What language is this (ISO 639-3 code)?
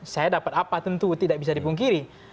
ind